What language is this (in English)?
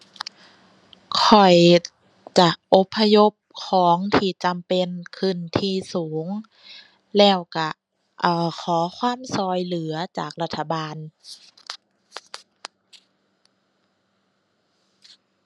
Thai